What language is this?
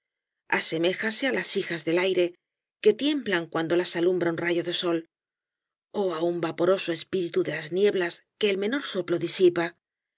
Spanish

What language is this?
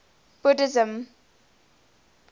English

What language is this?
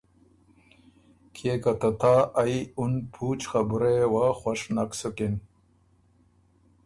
Ormuri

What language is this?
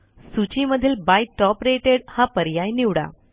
Marathi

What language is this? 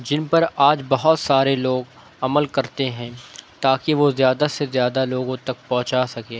Urdu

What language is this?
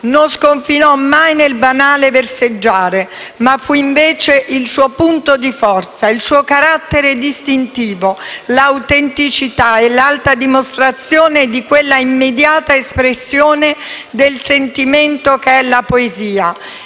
Italian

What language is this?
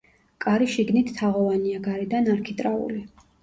Georgian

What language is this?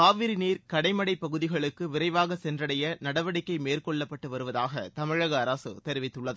Tamil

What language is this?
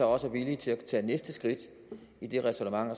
Danish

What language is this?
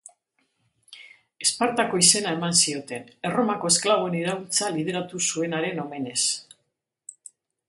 Basque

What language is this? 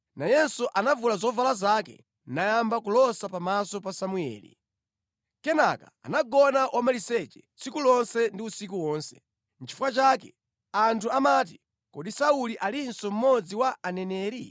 Nyanja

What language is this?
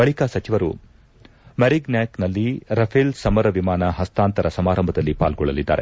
Kannada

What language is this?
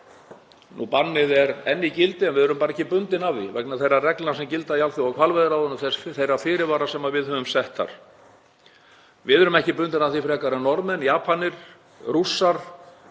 Icelandic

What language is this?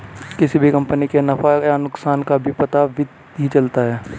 Hindi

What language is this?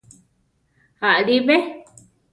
Central Tarahumara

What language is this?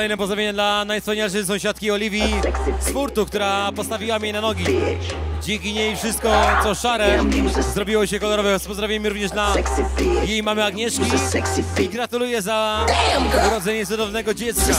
Polish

